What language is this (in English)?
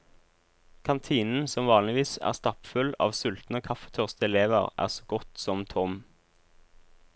Norwegian